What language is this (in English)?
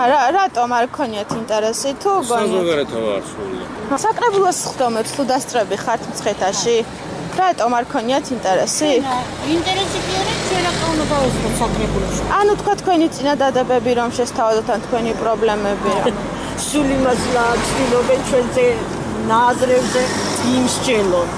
German